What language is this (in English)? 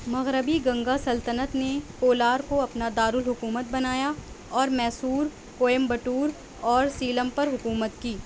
Urdu